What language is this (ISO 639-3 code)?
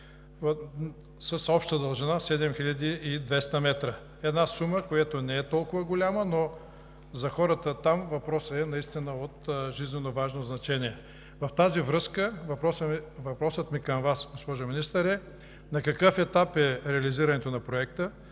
bul